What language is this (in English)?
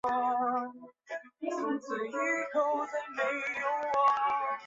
Chinese